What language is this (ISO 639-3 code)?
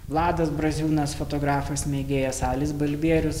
lit